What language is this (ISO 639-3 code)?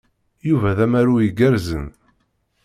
kab